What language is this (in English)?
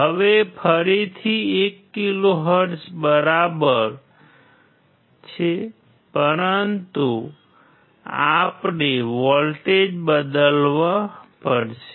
Gujarati